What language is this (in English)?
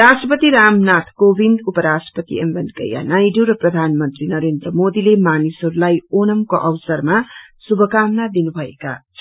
Nepali